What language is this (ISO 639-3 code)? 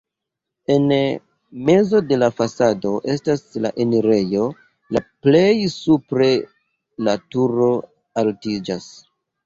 epo